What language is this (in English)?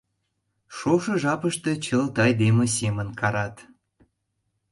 Mari